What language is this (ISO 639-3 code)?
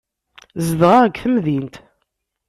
kab